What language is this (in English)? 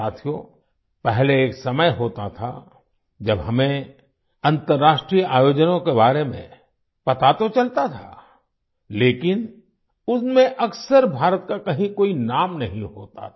Hindi